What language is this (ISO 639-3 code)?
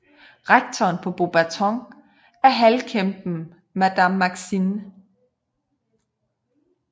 dan